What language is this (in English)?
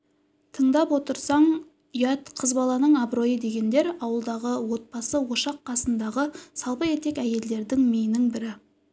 Kazakh